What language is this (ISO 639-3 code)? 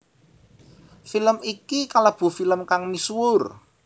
jav